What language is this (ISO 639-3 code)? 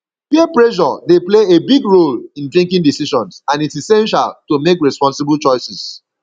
pcm